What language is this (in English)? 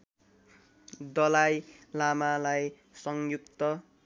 Nepali